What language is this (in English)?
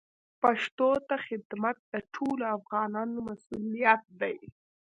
Pashto